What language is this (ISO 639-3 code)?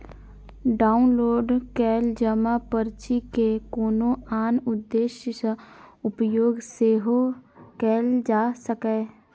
mai